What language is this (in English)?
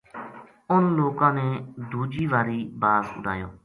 Gujari